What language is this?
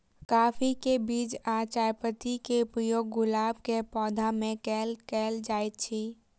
Maithili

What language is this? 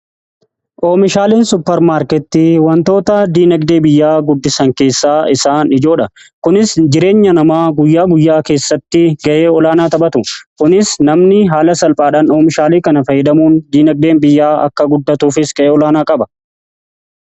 Oromo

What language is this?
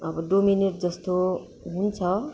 Nepali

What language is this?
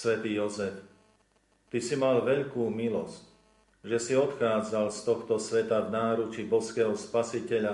Slovak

